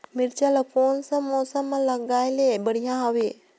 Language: Chhattisgarhi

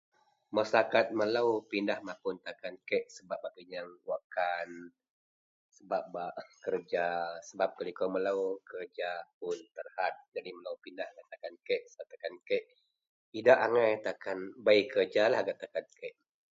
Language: Central Melanau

